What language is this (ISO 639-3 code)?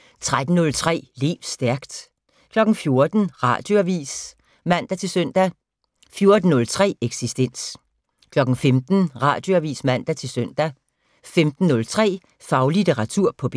dan